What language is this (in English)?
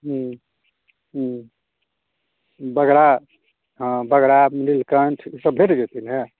Maithili